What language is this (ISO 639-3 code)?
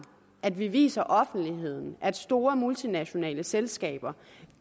dan